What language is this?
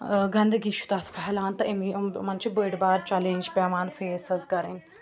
Kashmiri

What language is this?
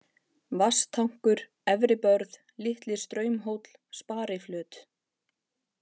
Icelandic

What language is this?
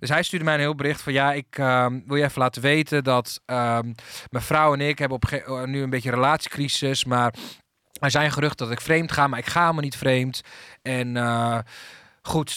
Dutch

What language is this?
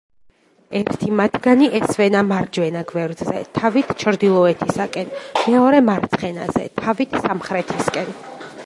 Georgian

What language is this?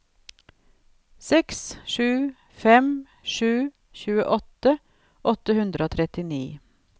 Norwegian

